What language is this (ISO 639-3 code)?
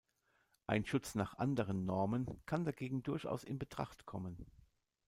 deu